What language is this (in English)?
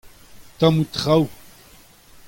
Breton